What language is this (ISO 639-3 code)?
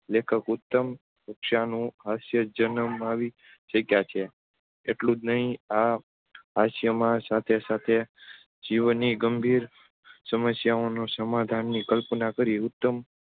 guj